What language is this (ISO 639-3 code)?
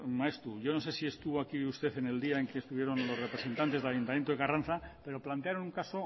spa